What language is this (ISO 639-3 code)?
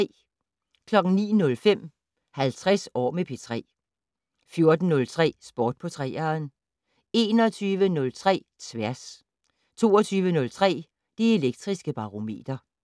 dan